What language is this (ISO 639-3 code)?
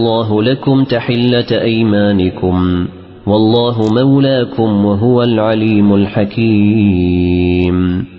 ara